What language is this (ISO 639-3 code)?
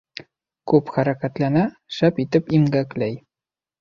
bak